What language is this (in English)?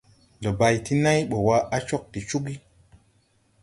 Tupuri